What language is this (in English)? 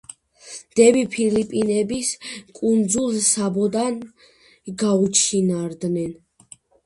Georgian